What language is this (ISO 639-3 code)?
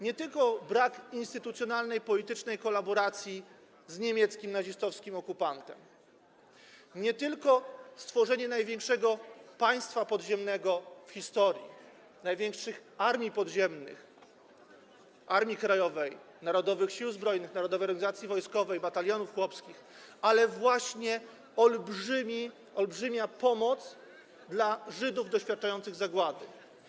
pol